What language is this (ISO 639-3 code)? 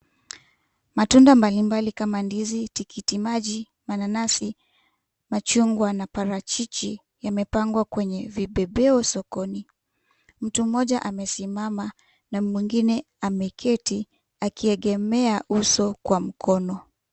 swa